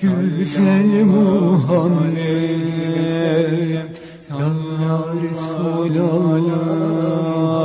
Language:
Turkish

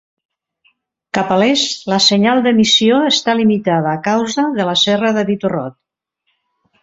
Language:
Catalan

